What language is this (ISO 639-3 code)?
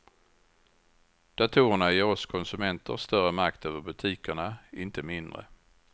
swe